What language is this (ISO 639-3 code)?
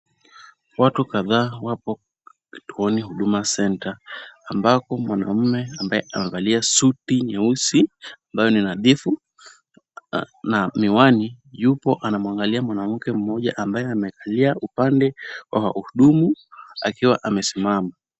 swa